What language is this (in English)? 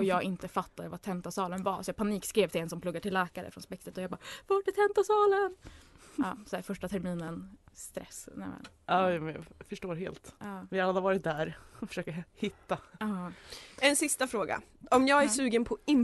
Swedish